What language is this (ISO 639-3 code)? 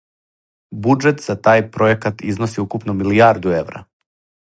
srp